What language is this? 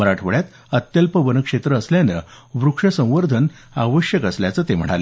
Marathi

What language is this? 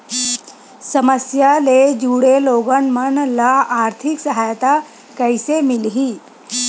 Chhattisgarhi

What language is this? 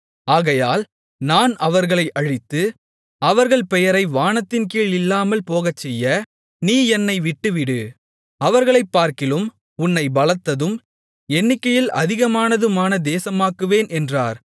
Tamil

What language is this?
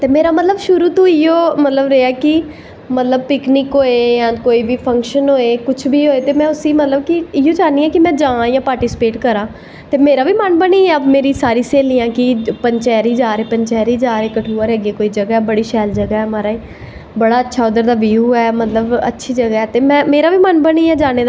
Dogri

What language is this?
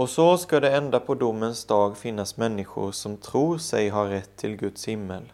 Swedish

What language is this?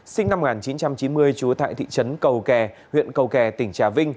Vietnamese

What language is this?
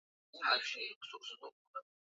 Swahili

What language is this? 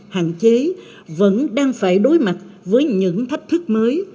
Vietnamese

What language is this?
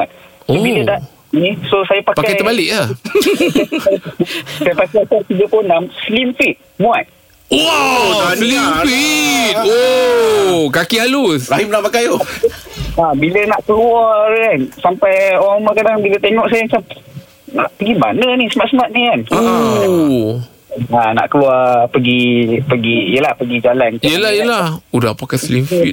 Malay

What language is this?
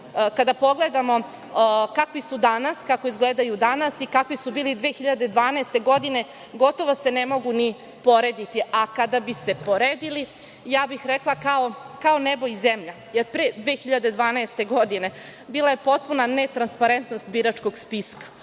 Serbian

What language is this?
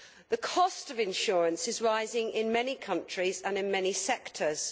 English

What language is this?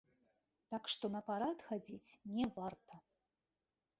Belarusian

